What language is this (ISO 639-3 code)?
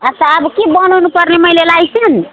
nep